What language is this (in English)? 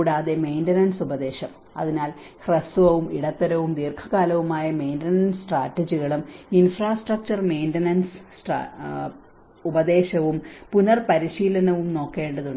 Malayalam